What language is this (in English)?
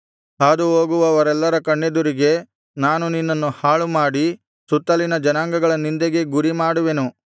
Kannada